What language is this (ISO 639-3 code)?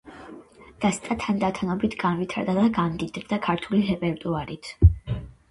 kat